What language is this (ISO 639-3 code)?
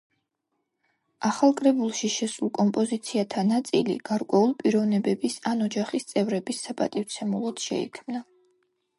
kat